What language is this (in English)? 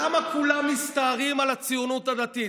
Hebrew